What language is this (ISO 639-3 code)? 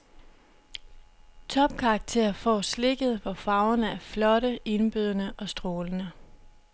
dan